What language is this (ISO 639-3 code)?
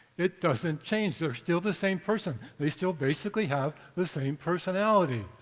eng